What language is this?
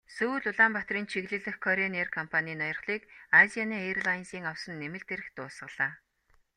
Mongolian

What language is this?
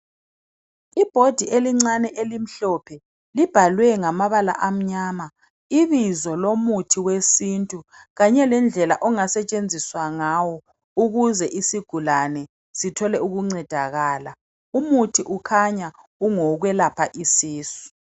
North Ndebele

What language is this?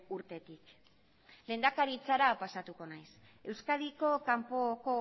Basque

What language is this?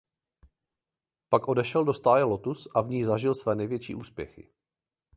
Czech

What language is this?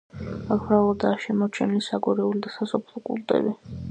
Georgian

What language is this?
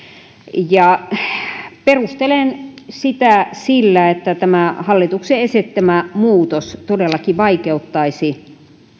Finnish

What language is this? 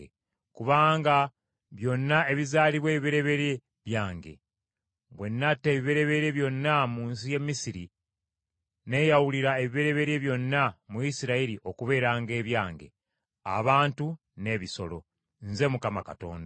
Ganda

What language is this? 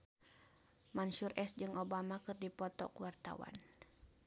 Sundanese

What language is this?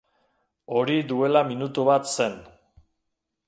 Basque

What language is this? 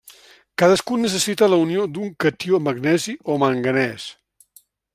Catalan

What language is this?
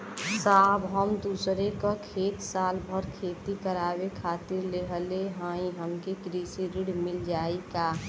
Bhojpuri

